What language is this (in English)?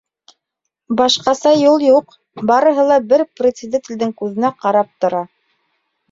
Bashkir